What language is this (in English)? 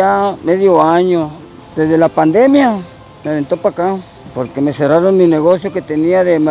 Spanish